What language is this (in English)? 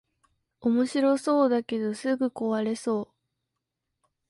Japanese